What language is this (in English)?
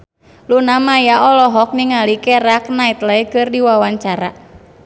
Sundanese